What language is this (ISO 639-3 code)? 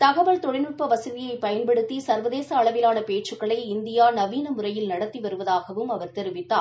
tam